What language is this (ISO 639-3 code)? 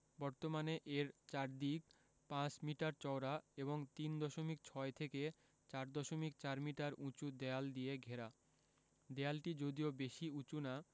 ben